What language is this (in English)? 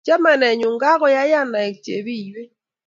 Kalenjin